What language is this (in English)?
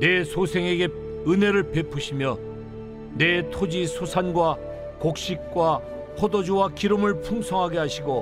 Korean